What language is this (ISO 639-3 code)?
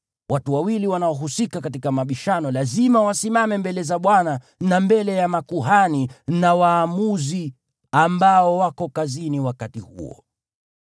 swa